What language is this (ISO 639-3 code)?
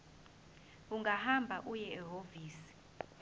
zul